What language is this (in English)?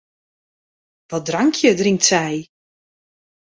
Western Frisian